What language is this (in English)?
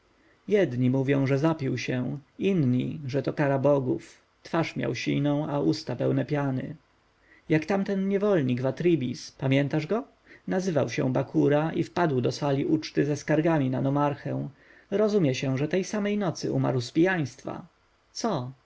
Polish